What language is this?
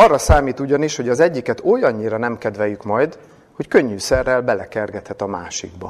Hungarian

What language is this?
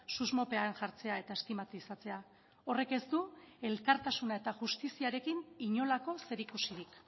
Basque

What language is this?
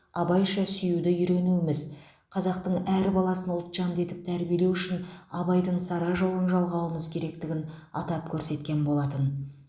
Kazakh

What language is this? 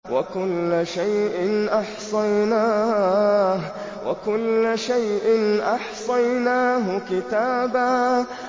Arabic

